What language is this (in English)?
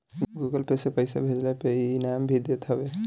Bhojpuri